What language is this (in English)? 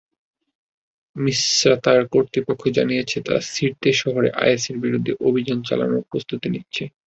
Bangla